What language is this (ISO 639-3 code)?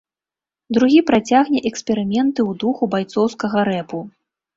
bel